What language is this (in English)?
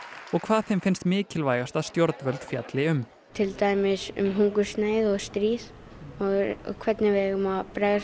Icelandic